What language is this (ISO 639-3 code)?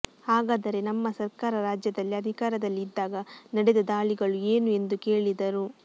kan